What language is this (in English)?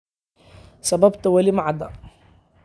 Somali